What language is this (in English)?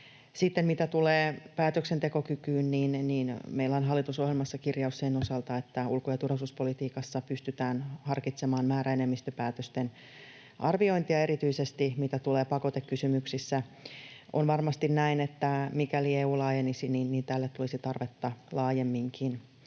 Finnish